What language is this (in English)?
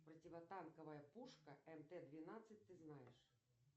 Russian